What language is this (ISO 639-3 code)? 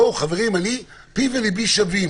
heb